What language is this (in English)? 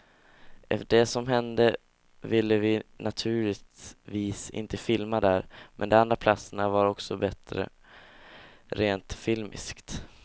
Swedish